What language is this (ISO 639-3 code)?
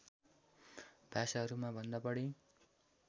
nep